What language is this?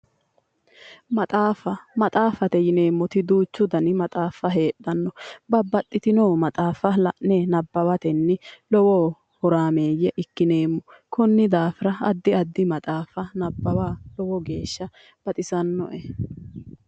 Sidamo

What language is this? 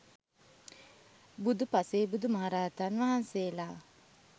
Sinhala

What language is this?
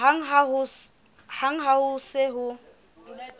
Southern Sotho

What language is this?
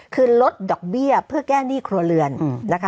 Thai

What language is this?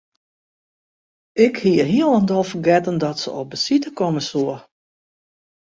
Western Frisian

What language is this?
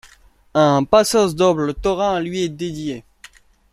French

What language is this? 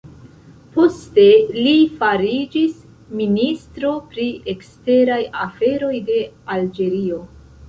Esperanto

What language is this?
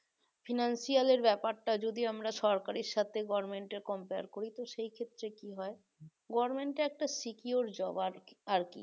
Bangla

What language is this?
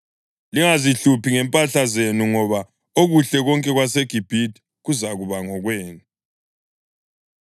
North Ndebele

